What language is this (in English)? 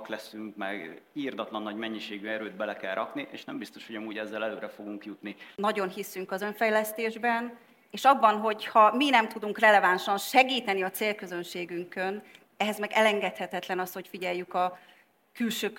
Hungarian